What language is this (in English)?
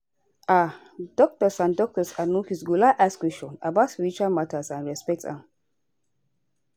Nigerian Pidgin